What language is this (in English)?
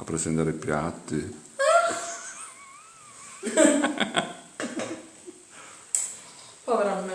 Italian